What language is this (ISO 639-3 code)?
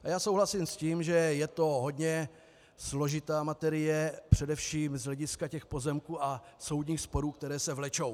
ces